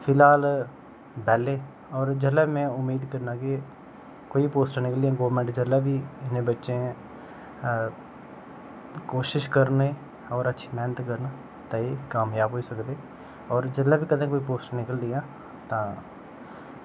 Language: Dogri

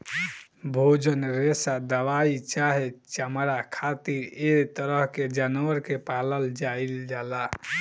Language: Bhojpuri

